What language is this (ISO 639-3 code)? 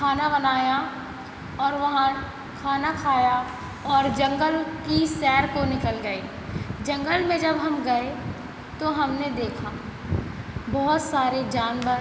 hin